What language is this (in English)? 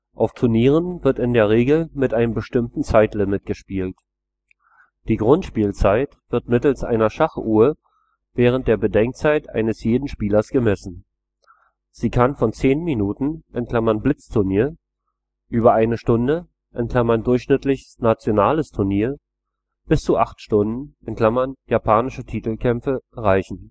German